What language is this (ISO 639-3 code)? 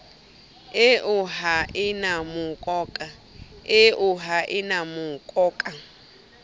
sot